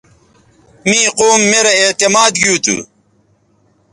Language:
Bateri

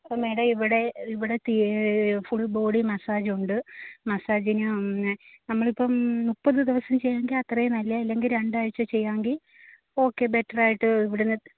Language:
Malayalam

